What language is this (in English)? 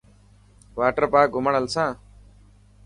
Dhatki